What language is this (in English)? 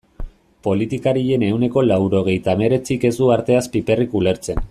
Basque